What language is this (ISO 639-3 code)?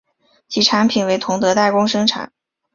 zho